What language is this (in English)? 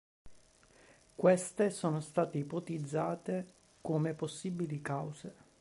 Italian